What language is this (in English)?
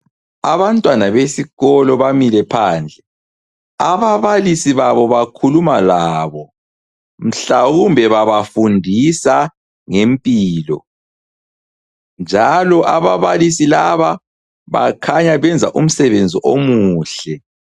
North Ndebele